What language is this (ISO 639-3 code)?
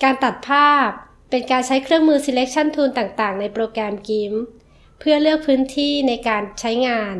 tha